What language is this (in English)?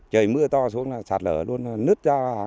Vietnamese